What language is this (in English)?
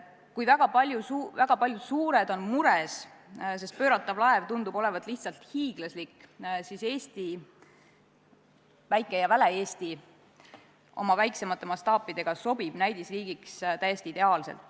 Estonian